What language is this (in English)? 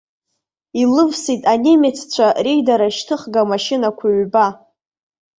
Abkhazian